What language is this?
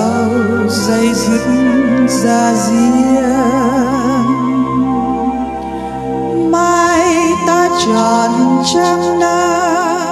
Vietnamese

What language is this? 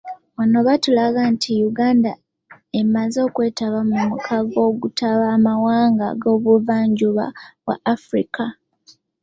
Ganda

